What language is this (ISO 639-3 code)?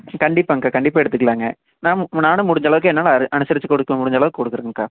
tam